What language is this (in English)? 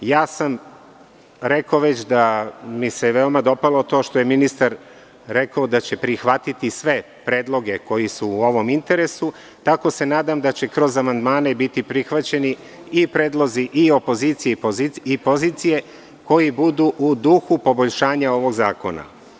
Serbian